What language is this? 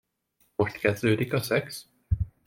Hungarian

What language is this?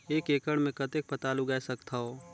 Chhattisgarhi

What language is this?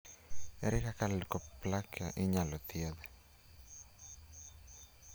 Luo (Kenya and Tanzania)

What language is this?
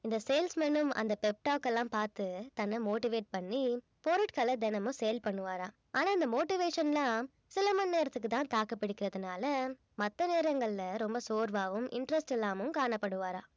Tamil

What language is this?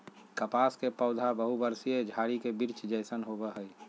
Magahi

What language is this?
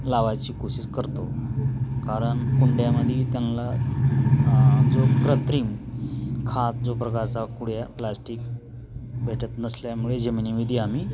Marathi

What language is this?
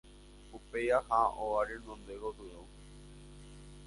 Guarani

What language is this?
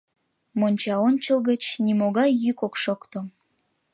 Mari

